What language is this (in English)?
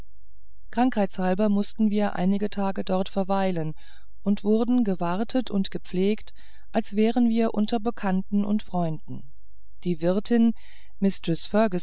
German